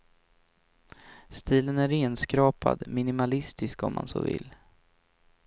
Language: Swedish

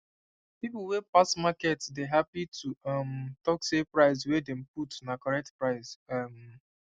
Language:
Nigerian Pidgin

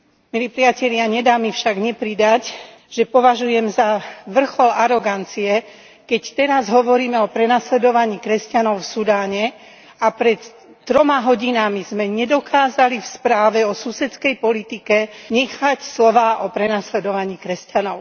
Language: Slovak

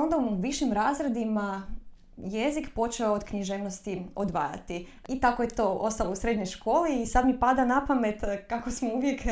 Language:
Croatian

